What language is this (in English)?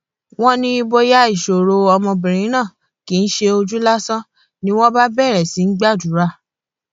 Yoruba